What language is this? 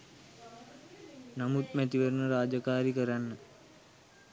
Sinhala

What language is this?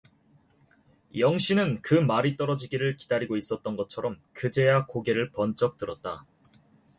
Korean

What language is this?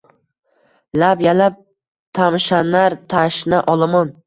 Uzbek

